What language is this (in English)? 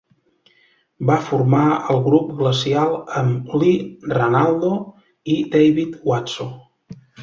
Catalan